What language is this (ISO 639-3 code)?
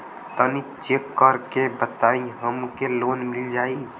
bho